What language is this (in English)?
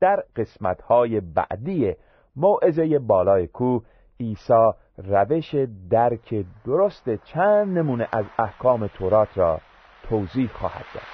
Persian